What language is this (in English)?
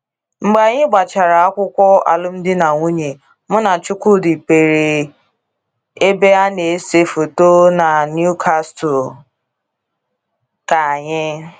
Igbo